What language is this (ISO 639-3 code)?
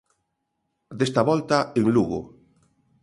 glg